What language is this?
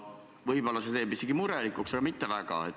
Estonian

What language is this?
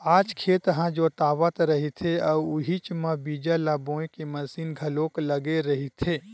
Chhattisgarhi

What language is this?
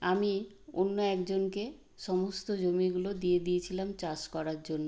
Bangla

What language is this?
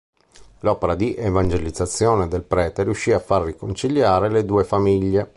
Italian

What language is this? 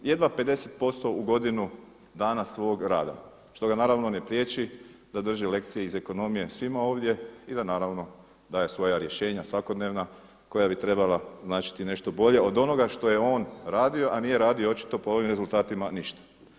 Croatian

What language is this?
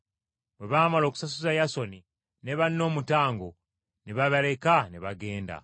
Ganda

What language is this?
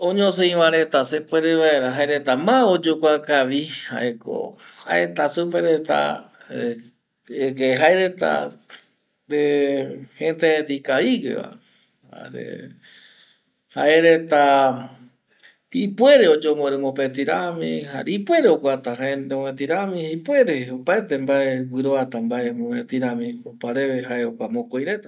Eastern Bolivian Guaraní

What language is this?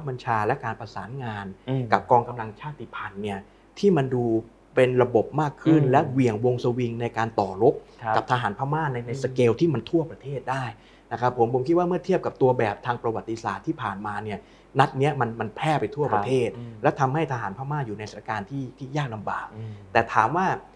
Thai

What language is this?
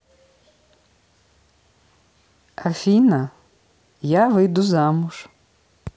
Russian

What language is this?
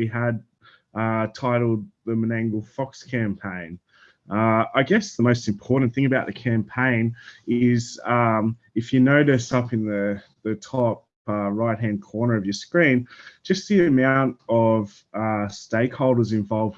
English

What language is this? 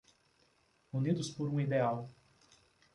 Portuguese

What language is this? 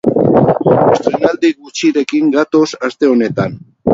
Basque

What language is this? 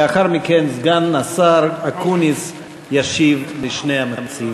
Hebrew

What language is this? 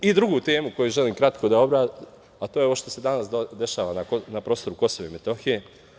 Serbian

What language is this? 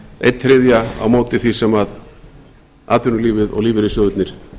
Icelandic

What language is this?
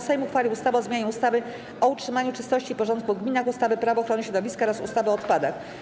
Polish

